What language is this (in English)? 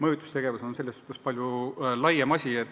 Estonian